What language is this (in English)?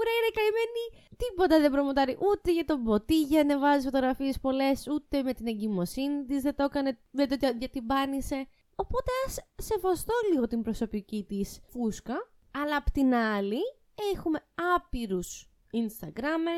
Greek